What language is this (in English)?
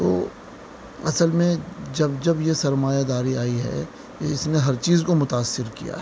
Urdu